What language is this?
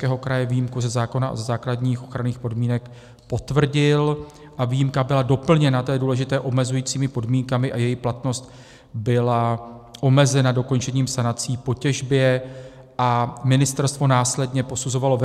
Czech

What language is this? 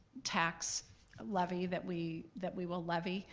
English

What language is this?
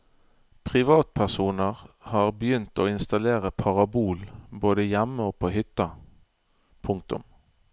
Norwegian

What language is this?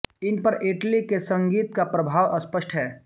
Hindi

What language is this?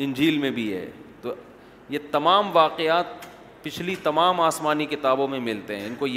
Urdu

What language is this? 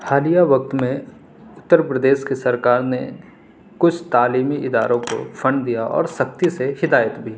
Urdu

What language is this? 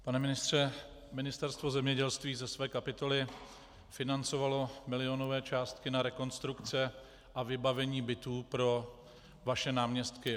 Czech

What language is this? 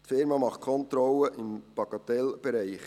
Swiss German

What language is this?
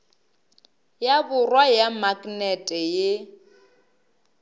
Northern Sotho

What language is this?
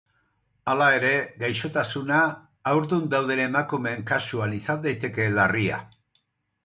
Basque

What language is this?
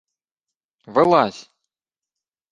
Ukrainian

